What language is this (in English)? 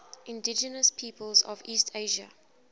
English